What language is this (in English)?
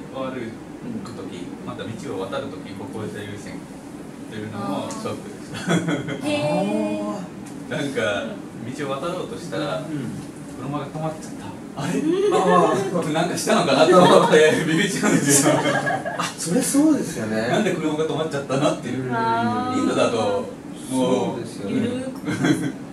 Japanese